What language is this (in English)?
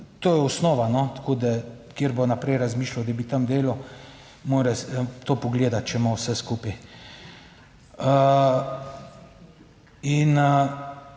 Slovenian